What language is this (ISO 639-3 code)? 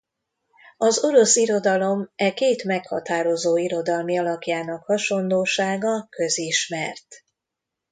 hun